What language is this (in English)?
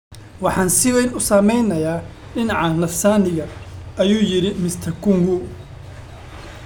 Somali